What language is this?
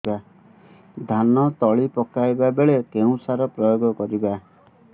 Odia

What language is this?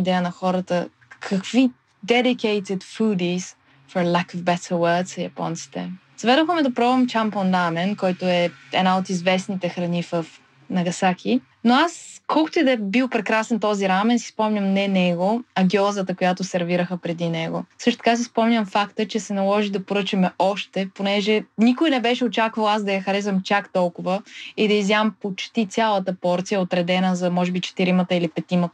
Bulgarian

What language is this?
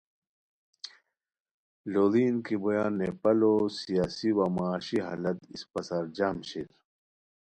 Khowar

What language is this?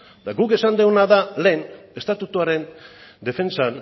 Basque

